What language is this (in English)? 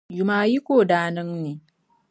Dagbani